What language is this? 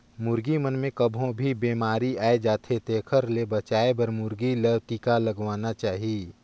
Chhattisgarhi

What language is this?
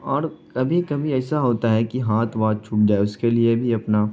Urdu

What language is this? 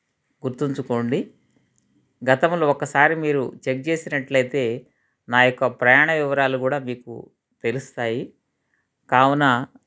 Telugu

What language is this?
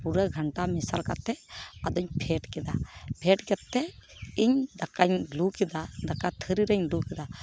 Santali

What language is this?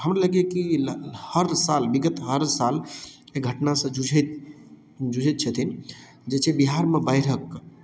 Maithili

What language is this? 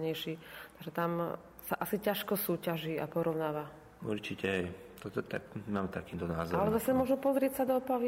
Slovak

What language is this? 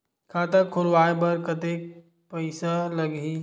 Chhattisgarhi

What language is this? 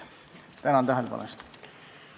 Estonian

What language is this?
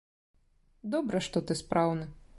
Belarusian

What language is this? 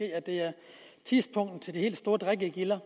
Danish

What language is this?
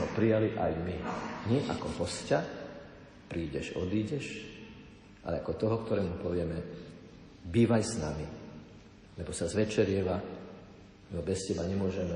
Slovak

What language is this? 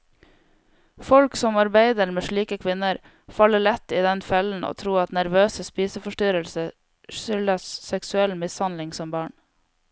Norwegian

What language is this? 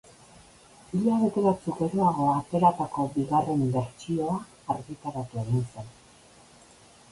Basque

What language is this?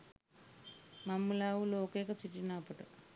Sinhala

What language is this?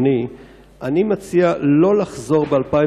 Hebrew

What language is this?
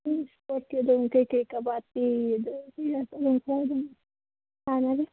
Manipuri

